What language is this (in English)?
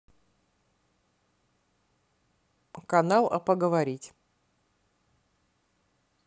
Russian